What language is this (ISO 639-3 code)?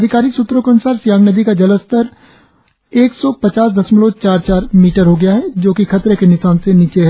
hin